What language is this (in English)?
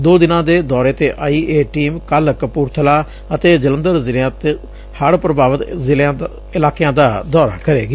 Punjabi